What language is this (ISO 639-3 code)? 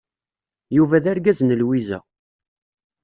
kab